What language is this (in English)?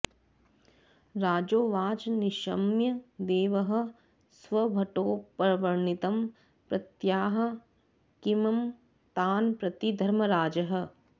Sanskrit